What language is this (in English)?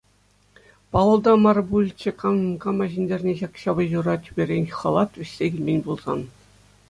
Chuvash